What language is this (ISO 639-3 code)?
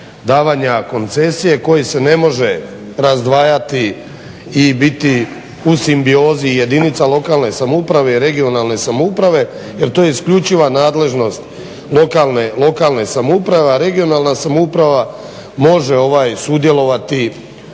hrv